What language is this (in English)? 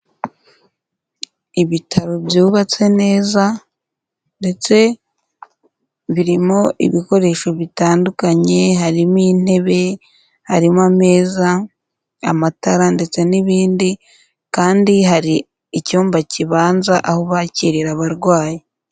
Kinyarwanda